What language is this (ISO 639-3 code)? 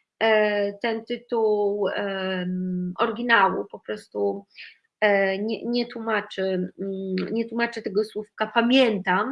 pol